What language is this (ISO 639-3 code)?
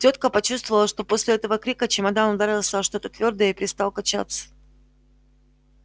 rus